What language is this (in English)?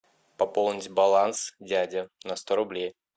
Russian